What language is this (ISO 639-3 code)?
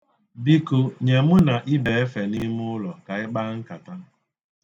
ibo